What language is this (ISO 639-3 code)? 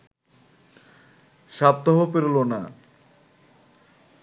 ben